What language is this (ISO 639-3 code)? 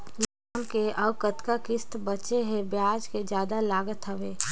hne